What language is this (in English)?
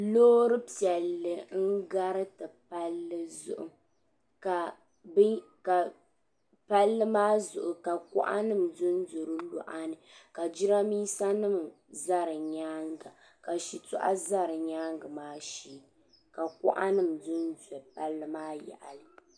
Dagbani